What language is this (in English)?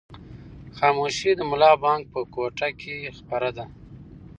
Pashto